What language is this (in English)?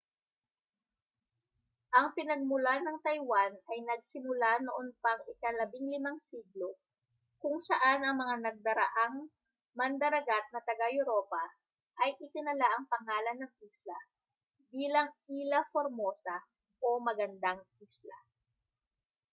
Filipino